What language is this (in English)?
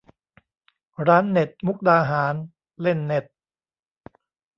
Thai